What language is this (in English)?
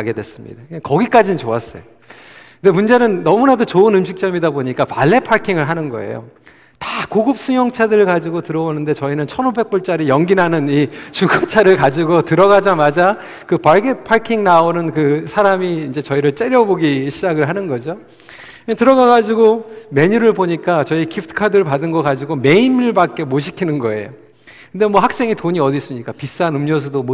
Korean